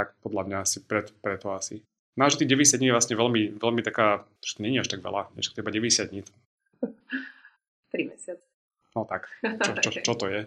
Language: Slovak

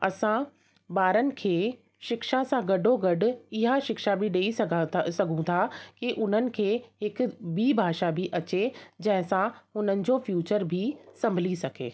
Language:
Sindhi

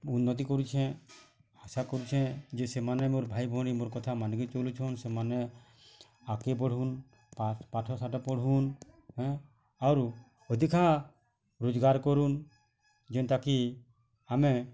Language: Odia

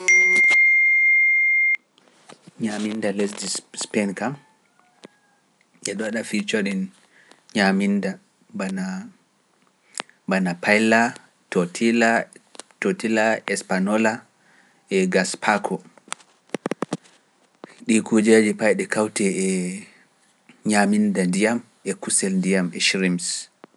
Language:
Pular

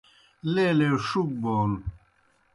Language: Kohistani Shina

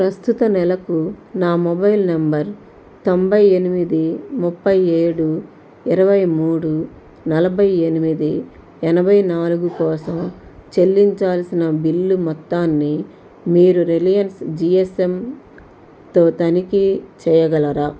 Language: Telugu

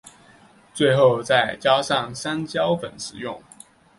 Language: Chinese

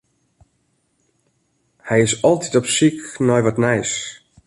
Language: Western Frisian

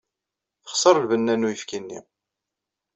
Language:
Kabyle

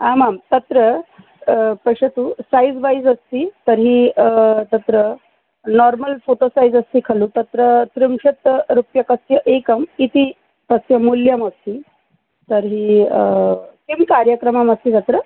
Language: Sanskrit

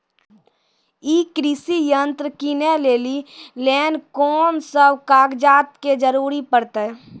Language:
Maithili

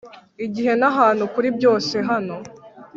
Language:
Kinyarwanda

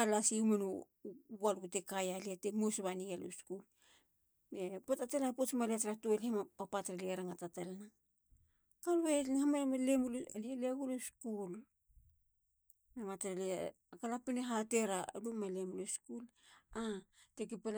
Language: Halia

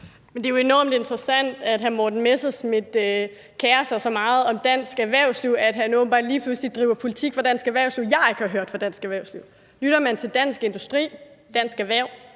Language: Danish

